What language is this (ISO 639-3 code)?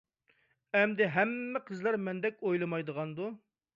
uig